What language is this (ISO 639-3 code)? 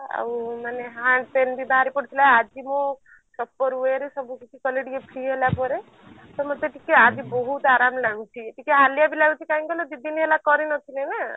ori